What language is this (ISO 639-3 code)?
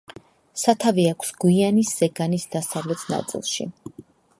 kat